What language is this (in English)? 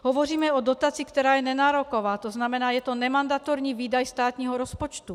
Czech